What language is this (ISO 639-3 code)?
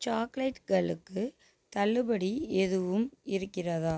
tam